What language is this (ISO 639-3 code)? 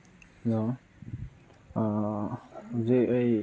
mni